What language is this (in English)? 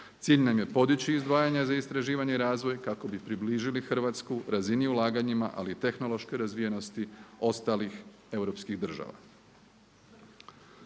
Croatian